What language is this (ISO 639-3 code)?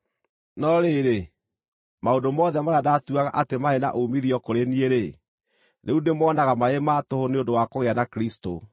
kik